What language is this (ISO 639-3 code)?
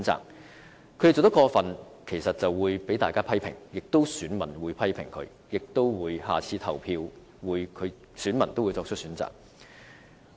yue